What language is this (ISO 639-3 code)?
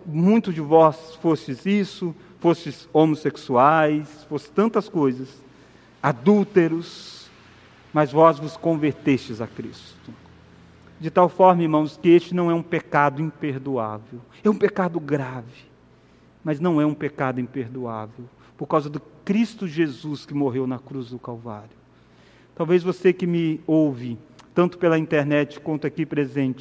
por